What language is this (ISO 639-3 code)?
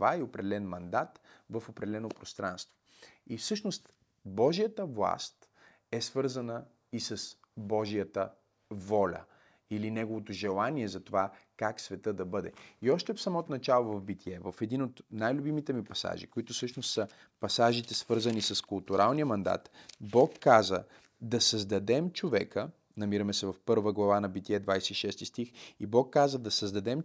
bul